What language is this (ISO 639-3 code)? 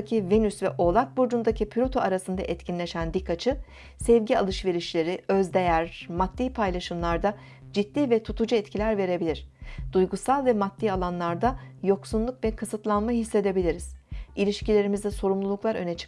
tur